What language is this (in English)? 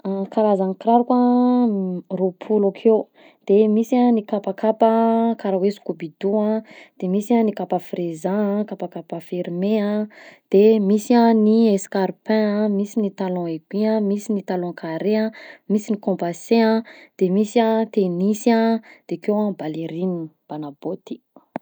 Southern Betsimisaraka Malagasy